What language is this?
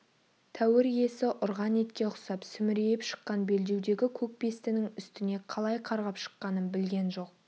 Kazakh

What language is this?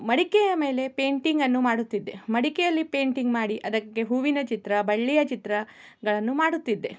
Kannada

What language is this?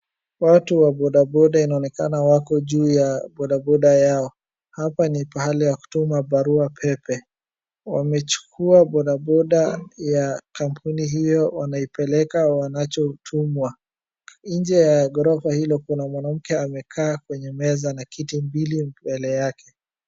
Swahili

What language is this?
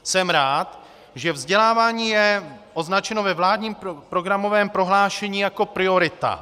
Czech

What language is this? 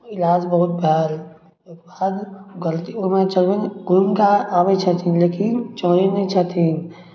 Maithili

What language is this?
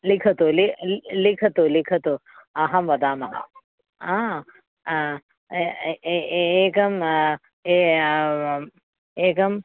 Sanskrit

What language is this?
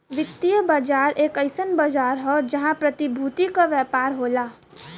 Bhojpuri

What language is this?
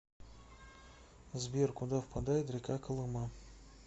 Russian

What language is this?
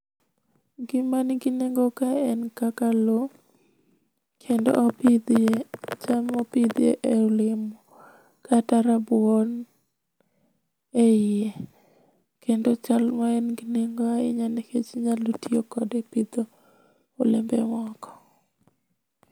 Luo (Kenya and Tanzania)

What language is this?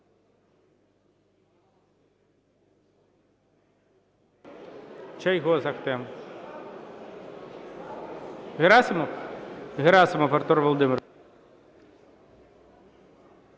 Ukrainian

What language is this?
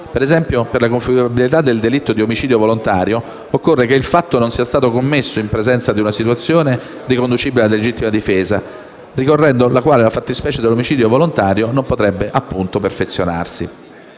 Italian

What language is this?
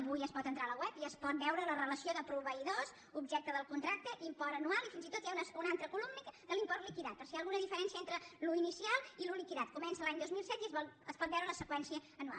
Catalan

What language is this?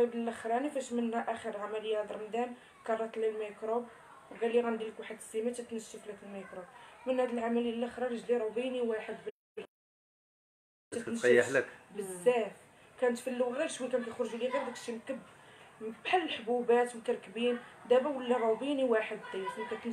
Arabic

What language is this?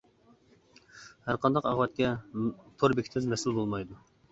Uyghur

